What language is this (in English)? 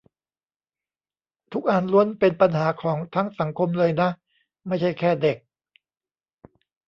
Thai